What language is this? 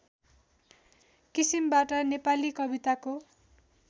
Nepali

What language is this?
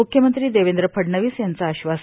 Marathi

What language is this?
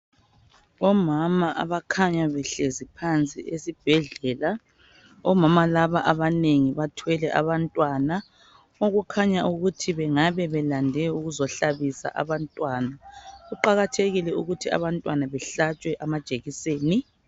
North Ndebele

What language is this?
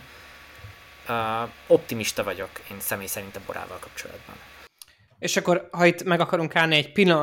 Hungarian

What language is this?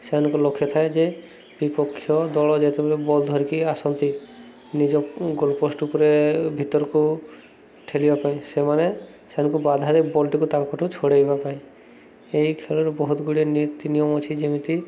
Odia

